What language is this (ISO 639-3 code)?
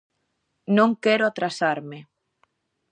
glg